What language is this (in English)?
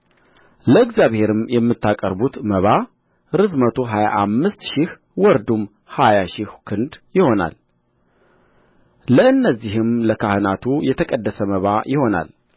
Amharic